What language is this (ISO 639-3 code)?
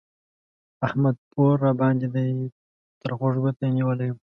pus